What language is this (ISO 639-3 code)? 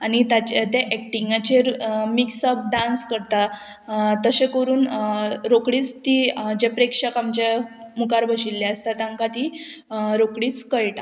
kok